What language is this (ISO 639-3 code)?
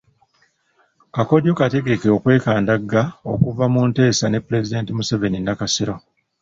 lug